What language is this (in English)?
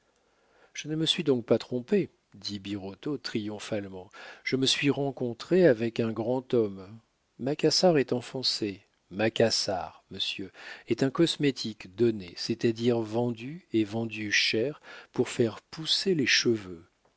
French